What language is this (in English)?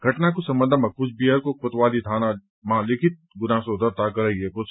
Nepali